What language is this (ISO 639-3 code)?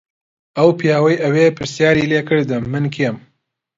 ckb